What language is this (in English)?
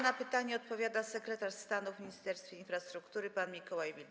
Polish